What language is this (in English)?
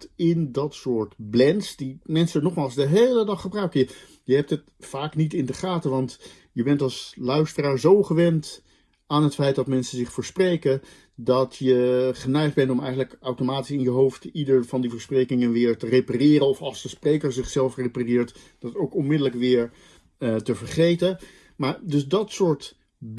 Dutch